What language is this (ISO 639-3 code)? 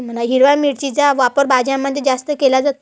mar